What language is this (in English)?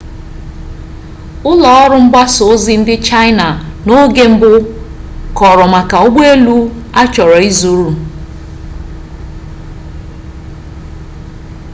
Igbo